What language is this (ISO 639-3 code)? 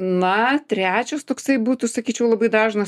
lit